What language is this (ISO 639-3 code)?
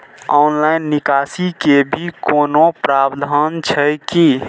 mai